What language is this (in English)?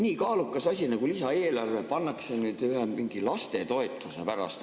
Estonian